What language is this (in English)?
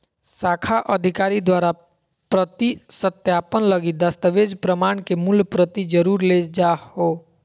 Magahi